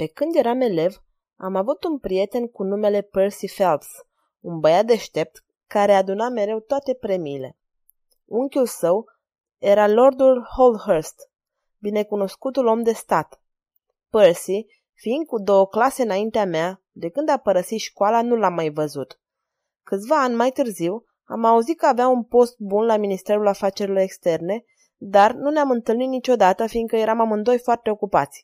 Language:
Romanian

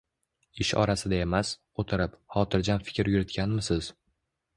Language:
Uzbek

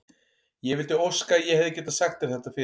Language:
Icelandic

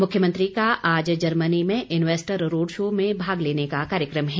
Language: Hindi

